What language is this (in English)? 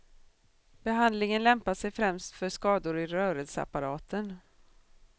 Swedish